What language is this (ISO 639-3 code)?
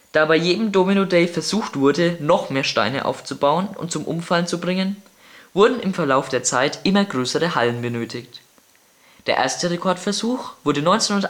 deu